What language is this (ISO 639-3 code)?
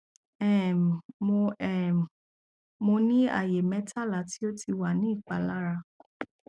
yor